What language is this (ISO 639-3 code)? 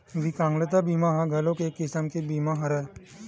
hne